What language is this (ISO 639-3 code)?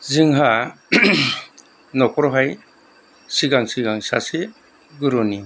brx